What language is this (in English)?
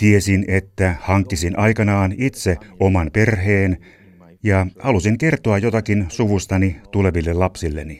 Finnish